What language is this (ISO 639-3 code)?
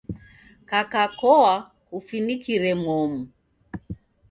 dav